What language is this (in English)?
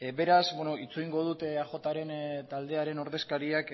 Basque